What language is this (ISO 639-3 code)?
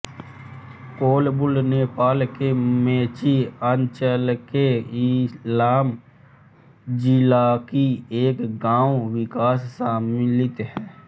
hin